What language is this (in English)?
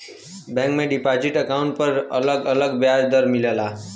Bhojpuri